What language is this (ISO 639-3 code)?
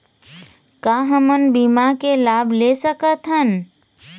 hne